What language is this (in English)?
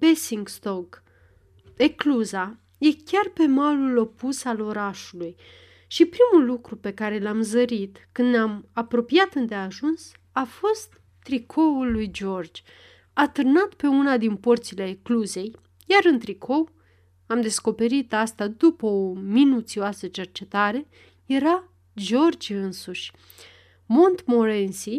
Romanian